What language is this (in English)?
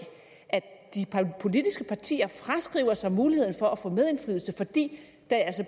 Danish